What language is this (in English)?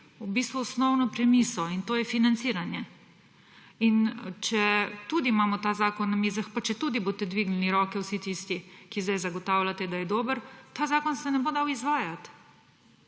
Slovenian